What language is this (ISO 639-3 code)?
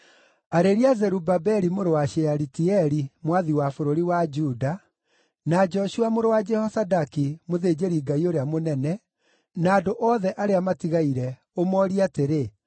kik